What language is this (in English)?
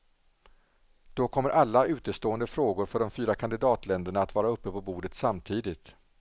Swedish